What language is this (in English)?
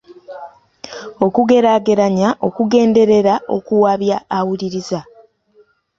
Ganda